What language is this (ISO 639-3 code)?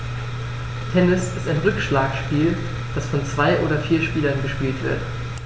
deu